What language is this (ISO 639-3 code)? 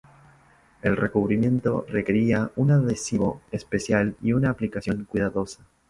spa